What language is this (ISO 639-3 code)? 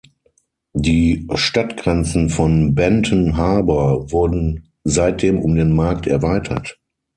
deu